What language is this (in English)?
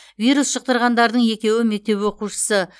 Kazakh